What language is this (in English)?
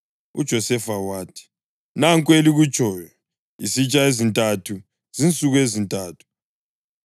North Ndebele